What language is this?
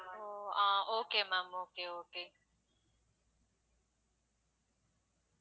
Tamil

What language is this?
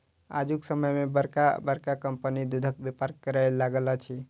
Maithili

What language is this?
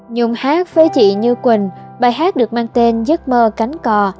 Vietnamese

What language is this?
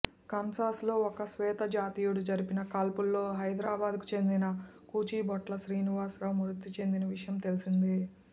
Telugu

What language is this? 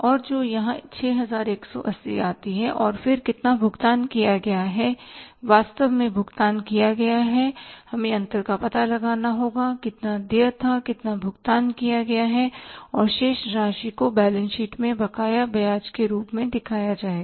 Hindi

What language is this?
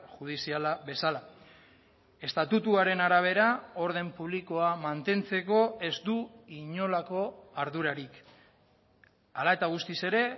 Basque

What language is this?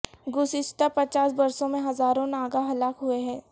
Urdu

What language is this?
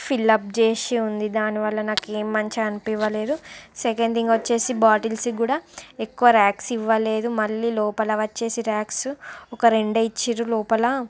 Telugu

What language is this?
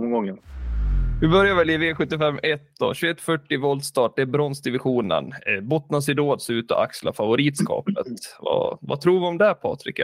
Swedish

